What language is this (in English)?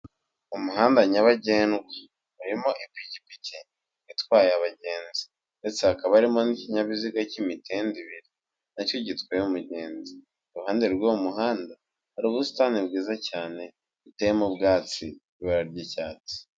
Kinyarwanda